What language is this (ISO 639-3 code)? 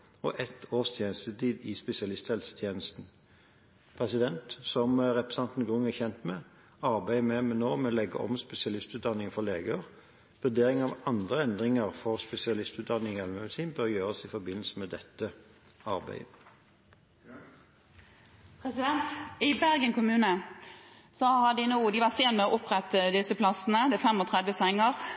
nob